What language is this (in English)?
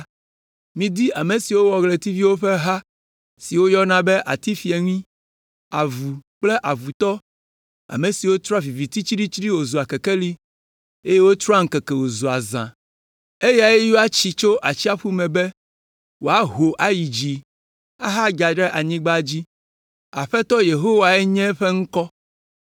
Ewe